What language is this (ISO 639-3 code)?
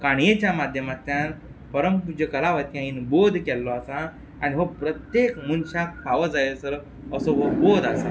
kok